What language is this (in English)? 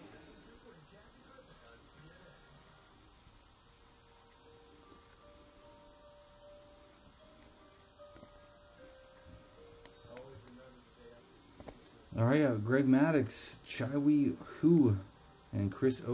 English